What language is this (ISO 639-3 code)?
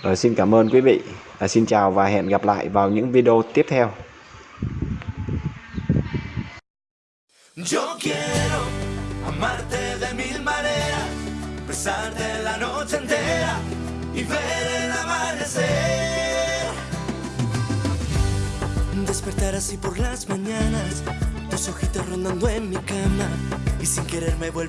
vie